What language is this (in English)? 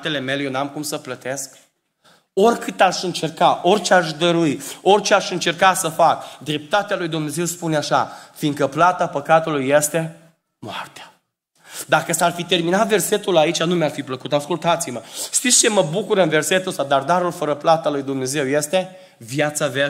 Romanian